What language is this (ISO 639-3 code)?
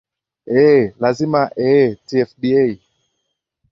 swa